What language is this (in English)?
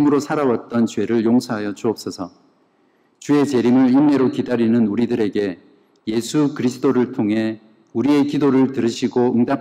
Korean